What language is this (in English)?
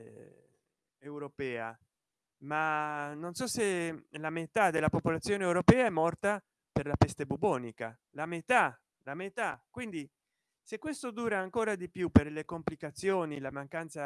Italian